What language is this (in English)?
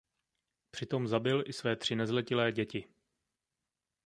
Czech